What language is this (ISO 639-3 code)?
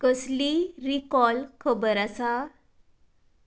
kok